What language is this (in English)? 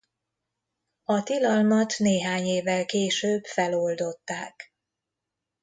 Hungarian